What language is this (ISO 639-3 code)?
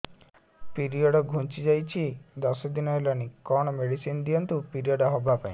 ori